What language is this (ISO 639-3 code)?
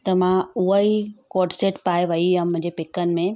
snd